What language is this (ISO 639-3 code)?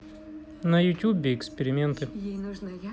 rus